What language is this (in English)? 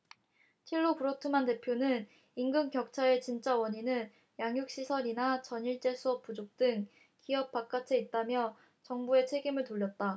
Korean